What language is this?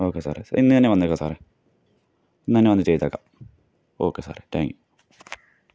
Malayalam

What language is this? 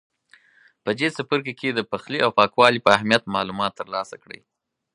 Pashto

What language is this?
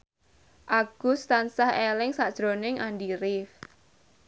Javanese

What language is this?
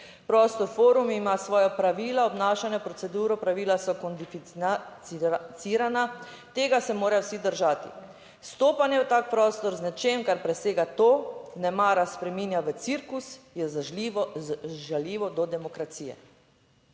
Slovenian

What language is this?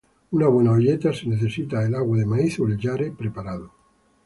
Spanish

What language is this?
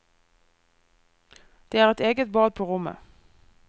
Norwegian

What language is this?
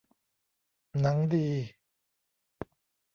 Thai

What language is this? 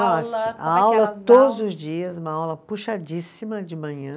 Portuguese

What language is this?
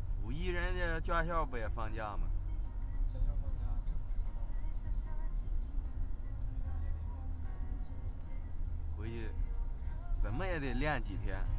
Chinese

